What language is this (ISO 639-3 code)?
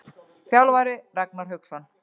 isl